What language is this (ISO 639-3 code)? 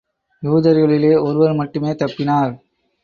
tam